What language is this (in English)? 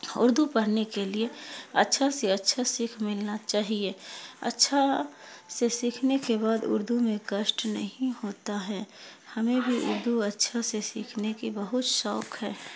Urdu